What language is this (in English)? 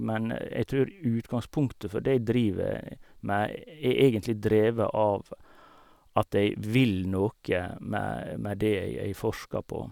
Norwegian